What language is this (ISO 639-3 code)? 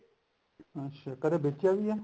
pan